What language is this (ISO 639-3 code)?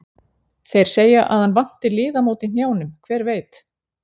isl